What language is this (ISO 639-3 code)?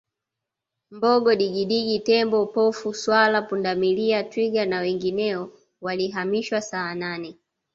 swa